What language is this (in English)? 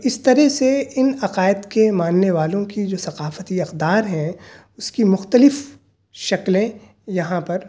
Urdu